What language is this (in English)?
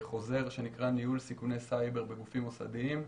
Hebrew